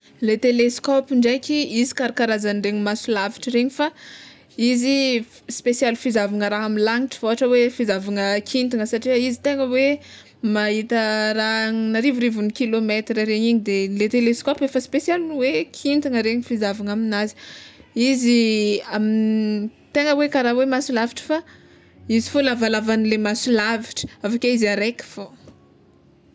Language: Tsimihety Malagasy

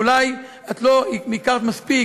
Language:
Hebrew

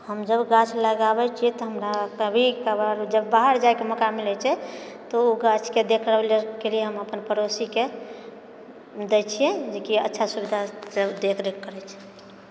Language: Maithili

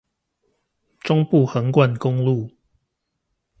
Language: Chinese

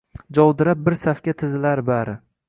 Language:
Uzbek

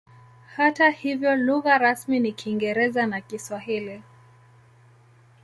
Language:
Swahili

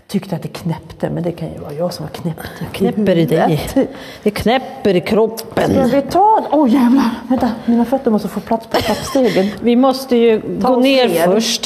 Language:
Swedish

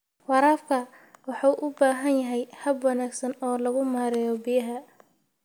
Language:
Somali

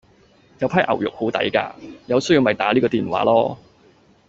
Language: Cantonese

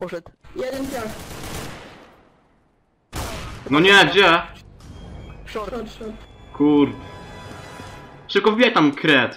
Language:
Polish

